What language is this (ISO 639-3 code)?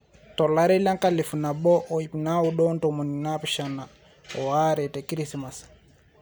mas